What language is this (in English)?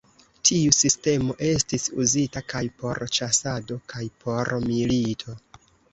Esperanto